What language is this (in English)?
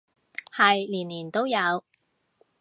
Cantonese